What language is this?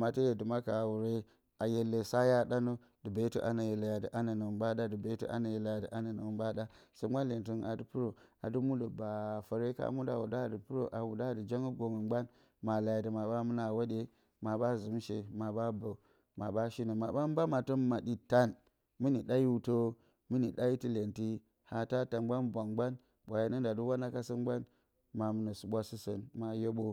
Bacama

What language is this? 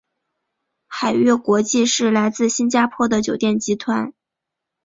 Chinese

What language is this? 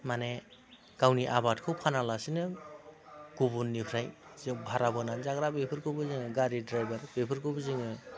Bodo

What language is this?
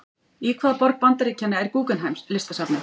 Icelandic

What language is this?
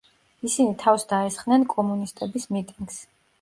Georgian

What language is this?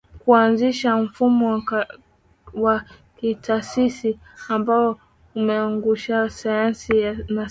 Swahili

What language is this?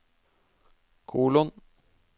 Norwegian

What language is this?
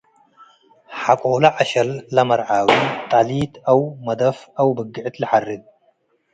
Tigre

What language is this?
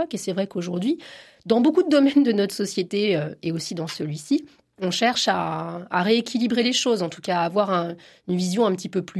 French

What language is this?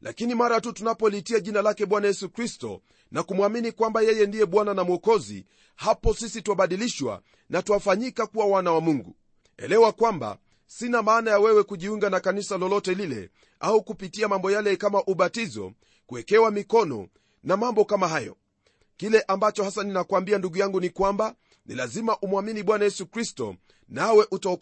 Swahili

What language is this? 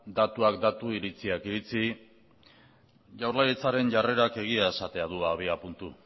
Basque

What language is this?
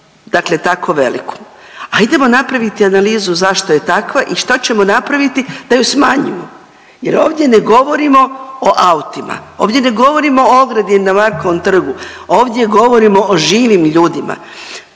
Croatian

